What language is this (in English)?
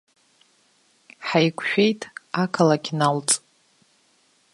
Abkhazian